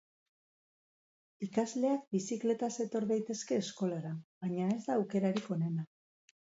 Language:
Basque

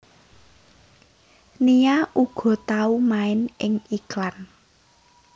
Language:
Javanese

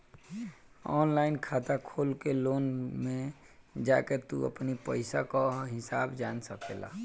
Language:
Bhojpuri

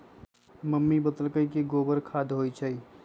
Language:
Magahi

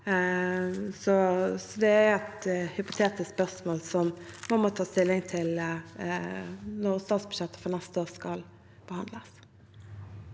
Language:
Norwegian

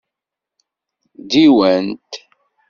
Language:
Kabyle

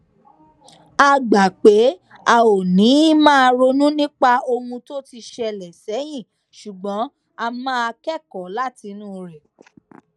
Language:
Yoruba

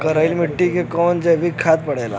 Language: Bhojpuri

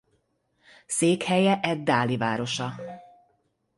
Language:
Hungarian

